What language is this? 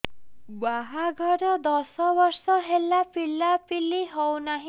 Odia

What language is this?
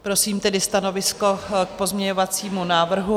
Czech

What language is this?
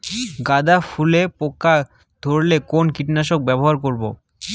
Bangla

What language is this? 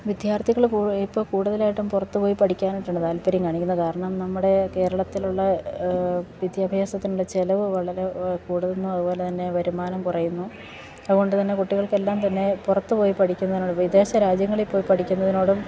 Malayalam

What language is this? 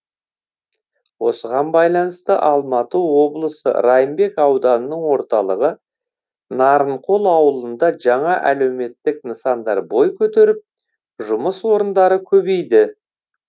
Kazakh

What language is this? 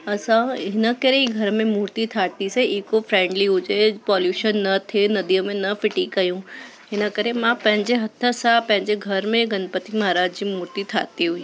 Sindhi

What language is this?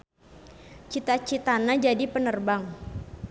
Sundanese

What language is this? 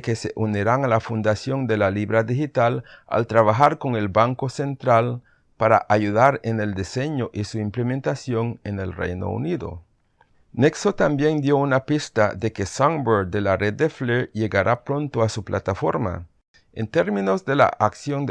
Spanish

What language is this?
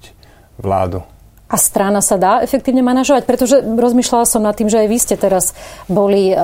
Slovak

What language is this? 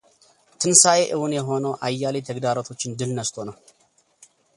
Amharic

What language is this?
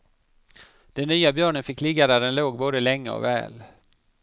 Swedish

